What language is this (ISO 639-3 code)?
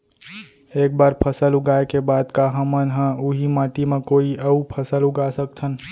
hne